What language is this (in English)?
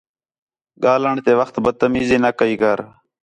Khetrani